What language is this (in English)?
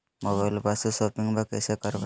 Magahi